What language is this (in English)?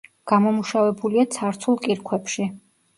Georgian